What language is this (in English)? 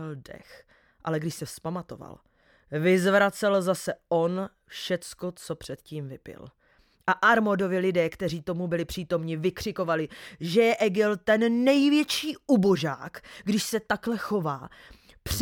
Czech